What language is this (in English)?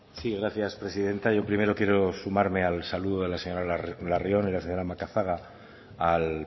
Spanish